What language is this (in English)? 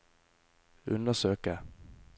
Norwegian